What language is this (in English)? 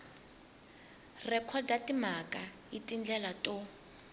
Tsonga